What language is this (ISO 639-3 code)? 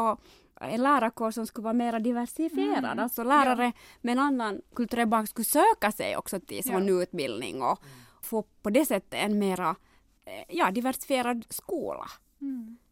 swe